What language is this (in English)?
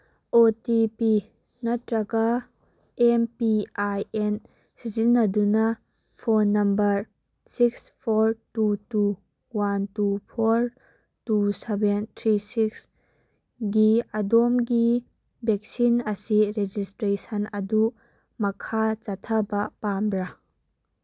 Manipuri